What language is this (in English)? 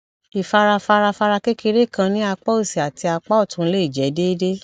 Yoruba